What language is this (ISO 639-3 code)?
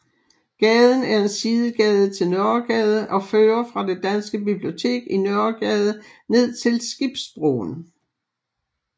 dan